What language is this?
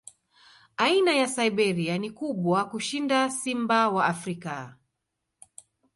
Swahili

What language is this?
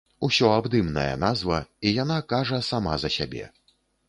Belarusian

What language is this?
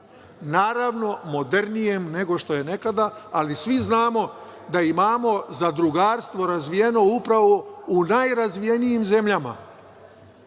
Serbian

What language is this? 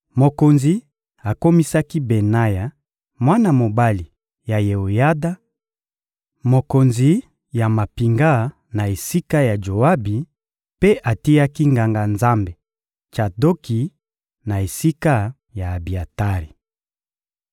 Lingala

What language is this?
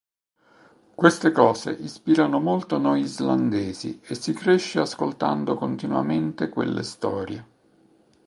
Italian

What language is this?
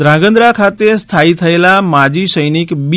Gujarati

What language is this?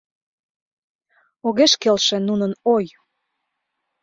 Mari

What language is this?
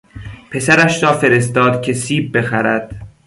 Persian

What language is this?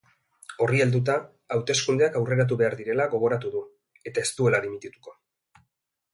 Basque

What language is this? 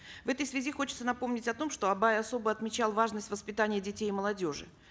Kazakh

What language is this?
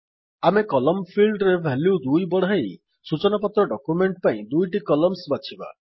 Odia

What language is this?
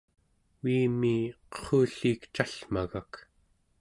Central Yupik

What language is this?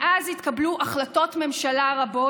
Hebrew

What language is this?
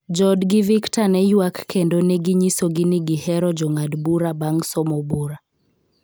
Luo (Kenya and Tanzania)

